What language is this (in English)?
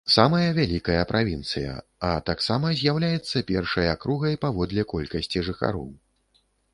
Belarusian